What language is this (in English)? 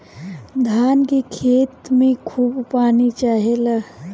Bhojpuri